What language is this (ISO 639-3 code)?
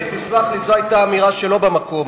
heb